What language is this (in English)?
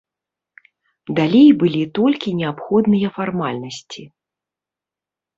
Belarusian